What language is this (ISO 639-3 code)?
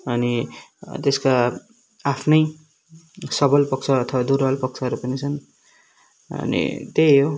nep